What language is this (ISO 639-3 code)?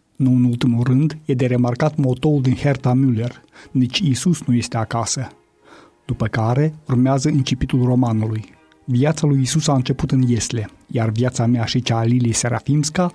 ron